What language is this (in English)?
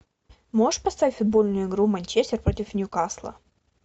Russian